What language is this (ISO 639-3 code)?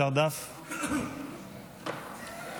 heb